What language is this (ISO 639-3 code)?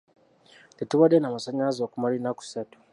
lug